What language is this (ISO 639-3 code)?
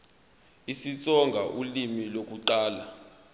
zul